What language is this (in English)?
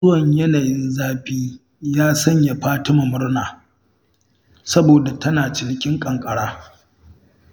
Hausa